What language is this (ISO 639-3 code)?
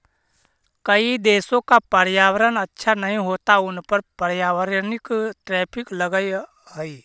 mag